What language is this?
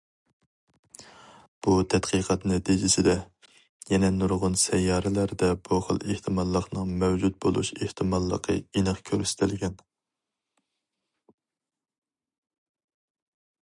Uyghur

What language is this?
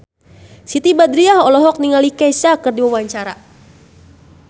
Sundanese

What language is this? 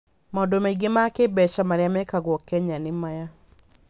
Kikuyu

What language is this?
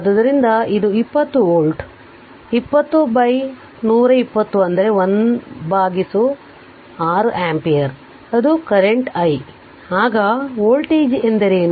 Kannada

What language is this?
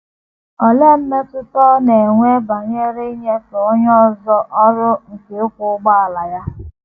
Igbo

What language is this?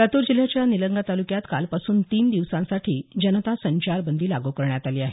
Marathi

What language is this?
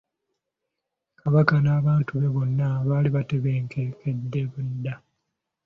Ganda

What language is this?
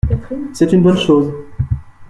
French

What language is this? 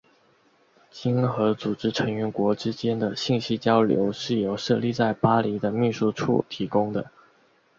Chinese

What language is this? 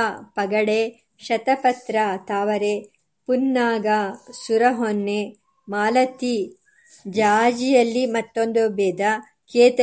Kannada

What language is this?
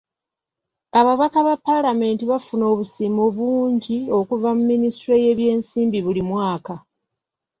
Ganda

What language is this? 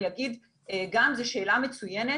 Hebrew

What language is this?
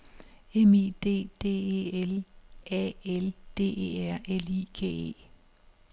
Danish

